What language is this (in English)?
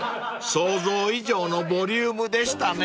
Japanese